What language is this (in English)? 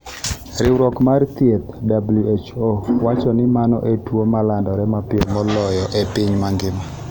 Luo (Kenya and Tanzania)